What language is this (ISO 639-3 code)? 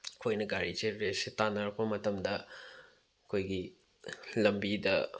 mni